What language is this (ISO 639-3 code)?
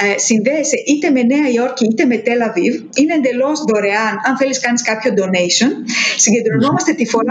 ell